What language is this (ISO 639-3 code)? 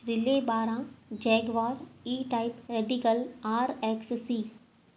snd